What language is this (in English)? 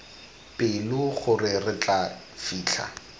Tswana